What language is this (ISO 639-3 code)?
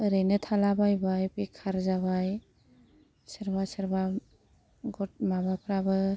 brx